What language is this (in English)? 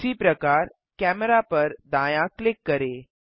Hindi